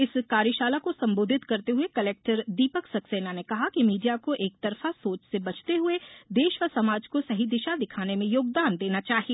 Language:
Hindi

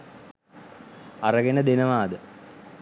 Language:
Sinhala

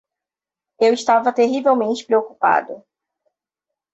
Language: Portuguese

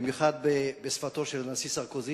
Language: Hebrew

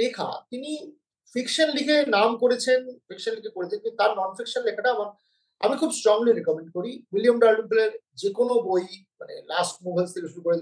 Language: Bangla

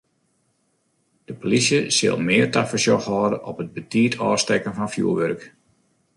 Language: Western Frisian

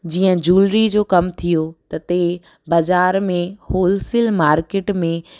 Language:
Sindhi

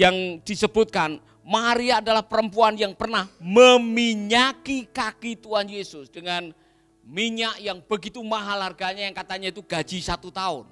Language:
Indonesian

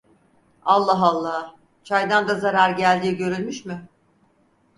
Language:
Turkish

